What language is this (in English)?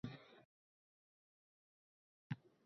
Uzbek